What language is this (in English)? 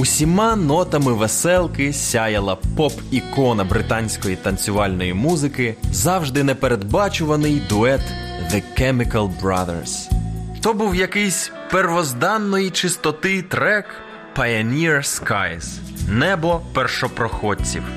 Ukrainian